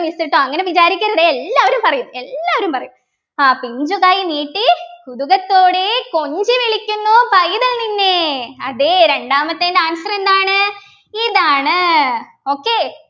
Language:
Malayalam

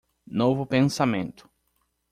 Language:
Portuguese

